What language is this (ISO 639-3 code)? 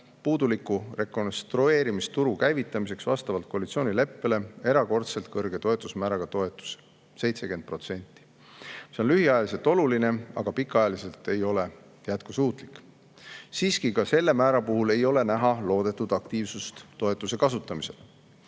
est